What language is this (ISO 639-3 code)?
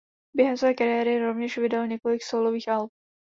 ces